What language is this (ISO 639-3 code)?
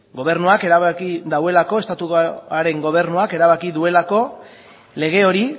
eus